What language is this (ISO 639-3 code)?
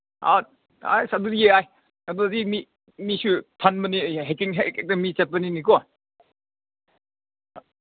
mni